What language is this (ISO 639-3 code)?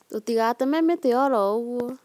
kik